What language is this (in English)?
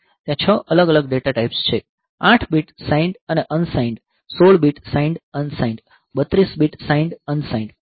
Gujarati